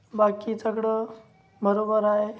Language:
Marathi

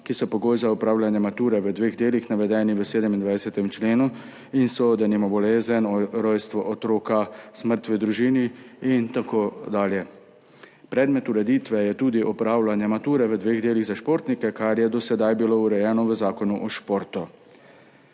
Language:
Slovenian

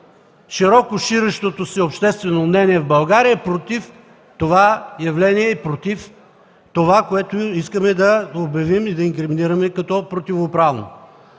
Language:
Bulgarian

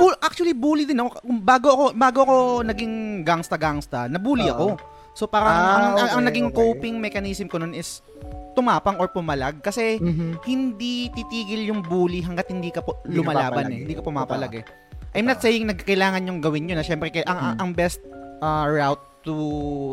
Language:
Filipino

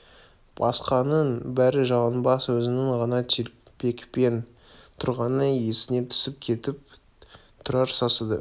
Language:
Kazakh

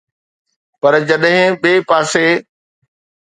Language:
Sindhi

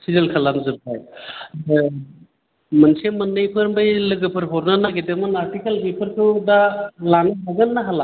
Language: Bodo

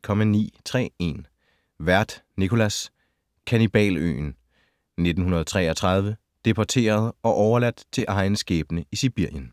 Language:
Danish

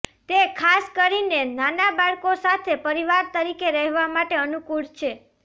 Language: Gujarati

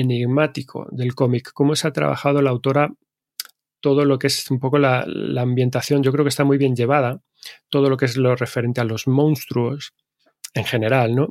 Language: Spanish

